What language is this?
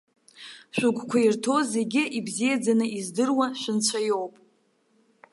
Abkhazian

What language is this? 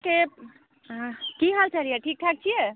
Maithili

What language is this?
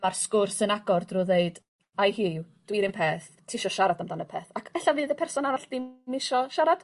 Welsh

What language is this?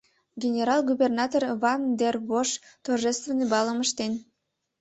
Mari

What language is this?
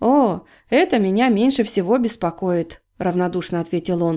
Russian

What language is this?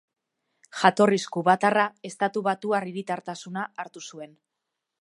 Basque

